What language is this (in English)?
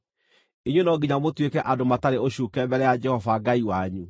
Kikuyu